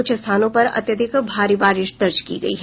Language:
Hindi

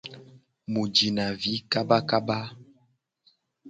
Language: Gen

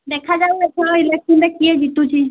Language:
Odia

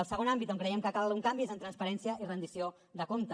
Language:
Catalan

